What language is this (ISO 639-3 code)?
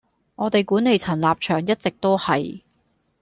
yue